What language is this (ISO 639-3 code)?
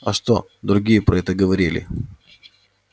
rus